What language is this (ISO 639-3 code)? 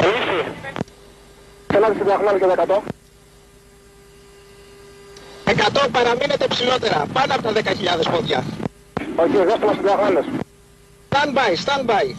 ell